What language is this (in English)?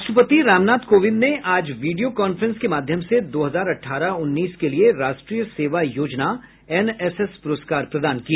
Hindi